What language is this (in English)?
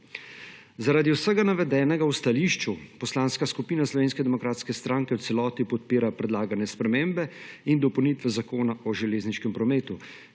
Slovenian